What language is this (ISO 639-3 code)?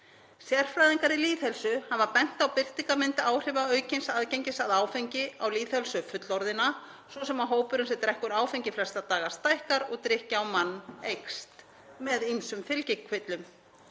isl